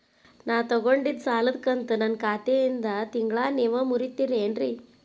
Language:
Kannada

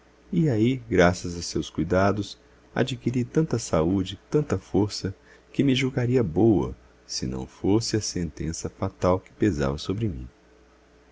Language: Portuguese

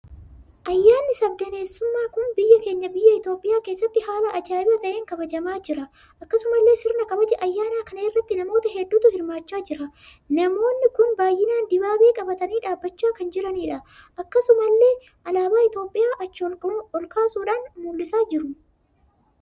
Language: Oromo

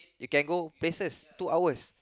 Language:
English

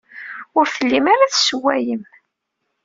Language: Kabyle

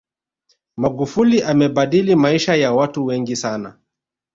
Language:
Swahili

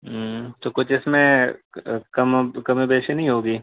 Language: Urdu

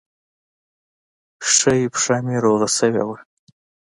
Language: Pashto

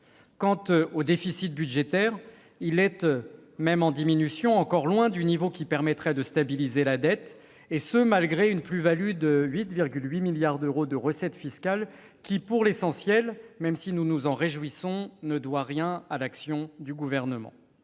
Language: French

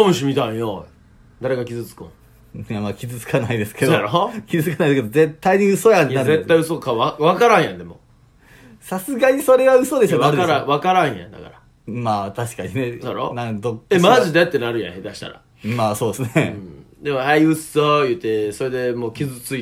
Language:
Japanese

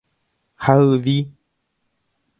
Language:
Guarani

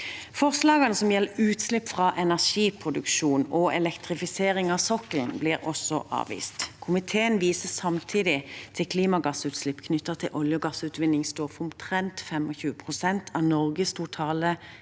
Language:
Norwegian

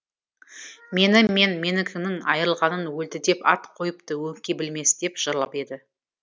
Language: Kazakh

